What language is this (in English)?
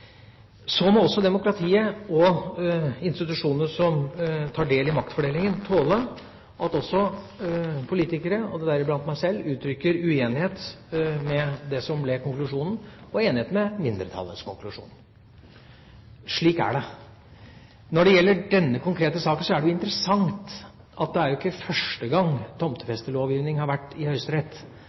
Norwegian Bokmål